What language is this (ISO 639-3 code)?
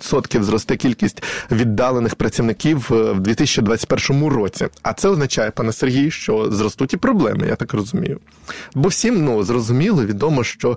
ukr